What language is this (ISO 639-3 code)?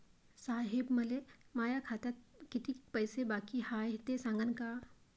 mar